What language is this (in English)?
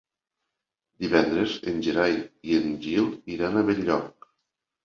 Catalan